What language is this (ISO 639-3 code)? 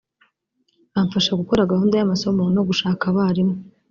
kin